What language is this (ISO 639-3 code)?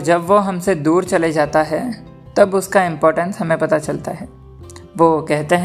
hin